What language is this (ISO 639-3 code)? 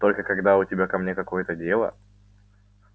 rus